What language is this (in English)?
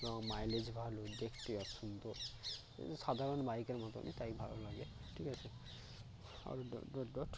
Bangla